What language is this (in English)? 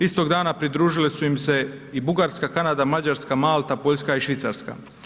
Croatian